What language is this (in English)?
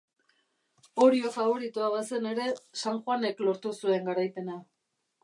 Basque